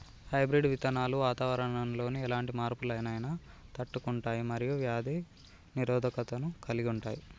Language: Telugu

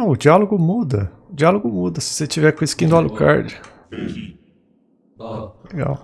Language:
Portuguese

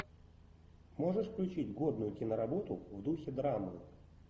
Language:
Russian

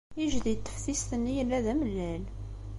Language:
Kabyle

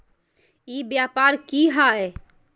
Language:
Magahi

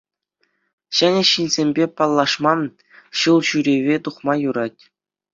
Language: Chuvash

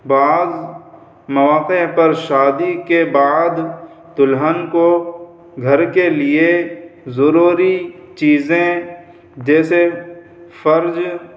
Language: Urdu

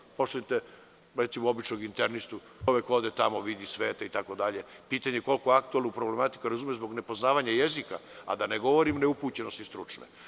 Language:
Serbian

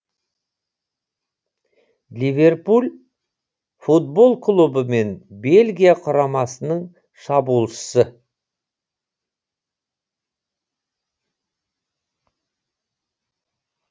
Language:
Kazakh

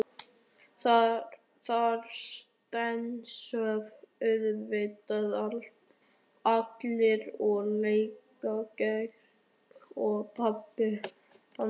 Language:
Icelandic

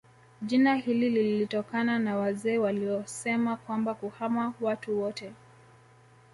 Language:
Swahili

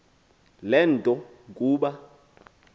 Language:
Xhosa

